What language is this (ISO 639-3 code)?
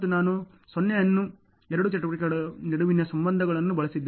kan